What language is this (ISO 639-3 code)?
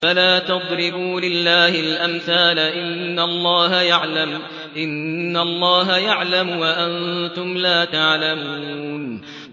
ara